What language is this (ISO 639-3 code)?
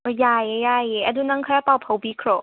mni